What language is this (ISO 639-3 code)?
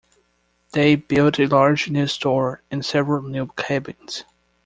eng